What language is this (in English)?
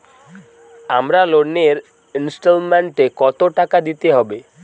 Bangla